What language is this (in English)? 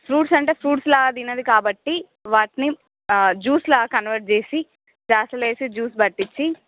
Telugu